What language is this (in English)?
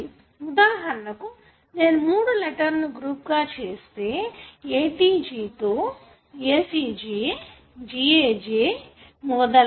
Telugu